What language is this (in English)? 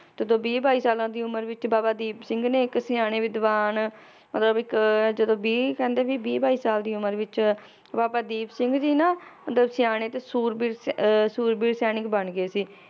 Punjabi